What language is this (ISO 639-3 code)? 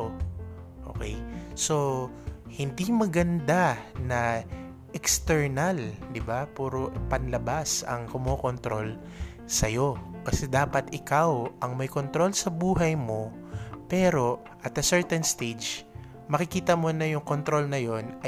fil